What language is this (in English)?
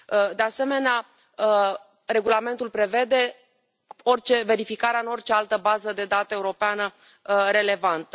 Romanian